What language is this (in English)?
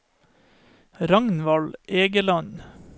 Norwegian